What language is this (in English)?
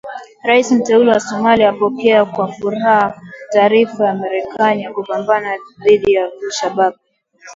Swahili